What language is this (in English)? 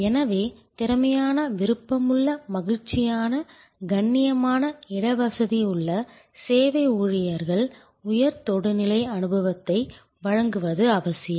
Tamil